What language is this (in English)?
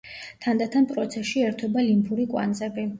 Georgian